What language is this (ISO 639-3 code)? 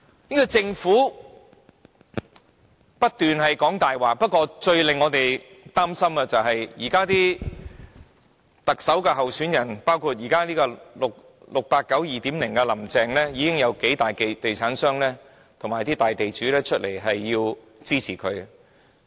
yue